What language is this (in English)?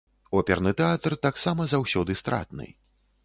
Belarusian